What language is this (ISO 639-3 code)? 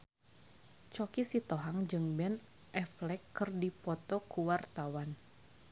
sun